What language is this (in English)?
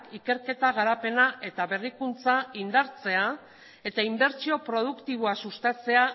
Basque